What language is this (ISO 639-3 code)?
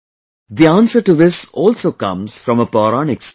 eng